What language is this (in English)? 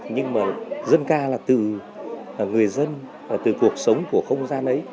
Vietnamese